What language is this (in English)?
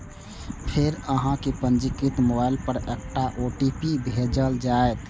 Maithili